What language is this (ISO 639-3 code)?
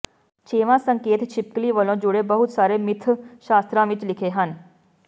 pan